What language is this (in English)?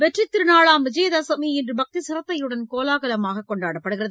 Tamil